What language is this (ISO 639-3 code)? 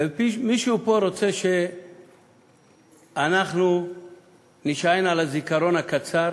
heb